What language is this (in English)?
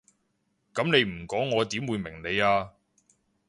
Cantonese